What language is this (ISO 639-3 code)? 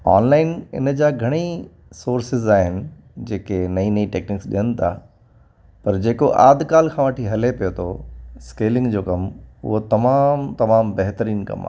snd